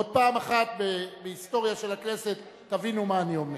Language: Hebrew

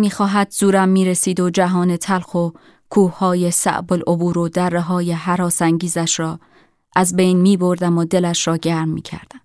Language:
Persian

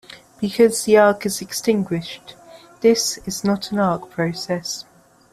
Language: English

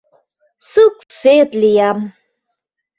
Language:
Mari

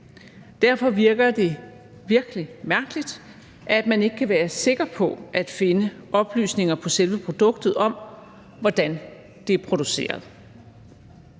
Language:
Danish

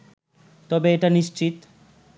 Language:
Bangla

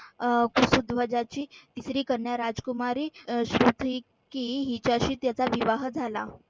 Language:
Marathi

